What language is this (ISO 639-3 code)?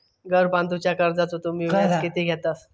mar